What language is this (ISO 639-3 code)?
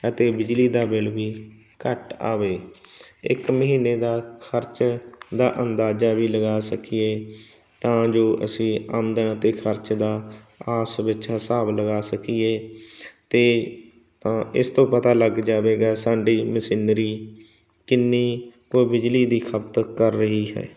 pan